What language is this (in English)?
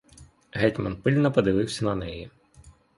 Ukrainian